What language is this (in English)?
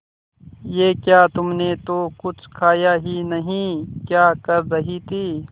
Hindi